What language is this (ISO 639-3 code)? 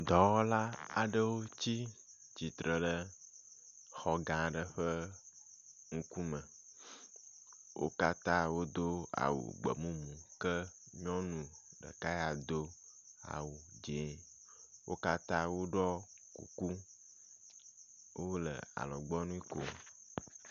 ewe